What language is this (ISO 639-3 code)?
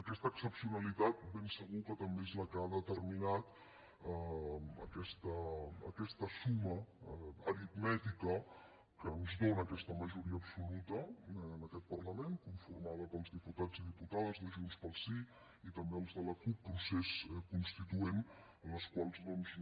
cat